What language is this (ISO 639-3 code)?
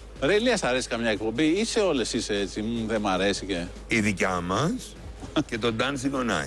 ell